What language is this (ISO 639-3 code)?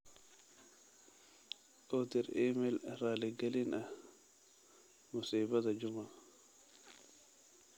som